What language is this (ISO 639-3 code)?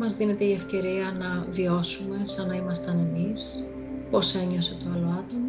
ell